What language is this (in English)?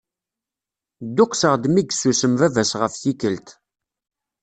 Kabyle